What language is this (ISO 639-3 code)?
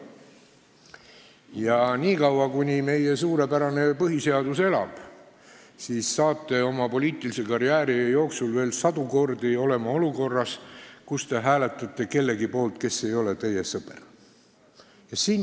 est